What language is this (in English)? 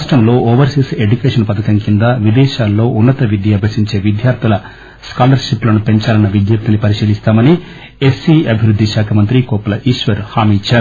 Telugu